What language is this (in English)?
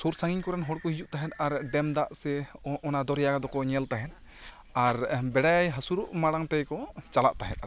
Santali